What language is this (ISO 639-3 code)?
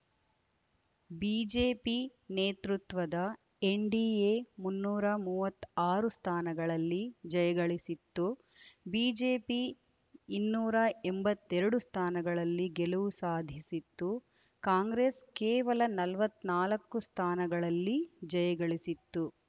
kan